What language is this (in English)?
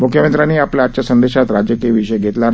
Marathi